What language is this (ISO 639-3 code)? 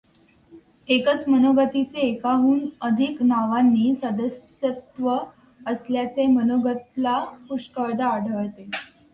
mar